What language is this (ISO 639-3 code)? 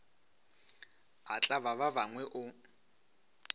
nso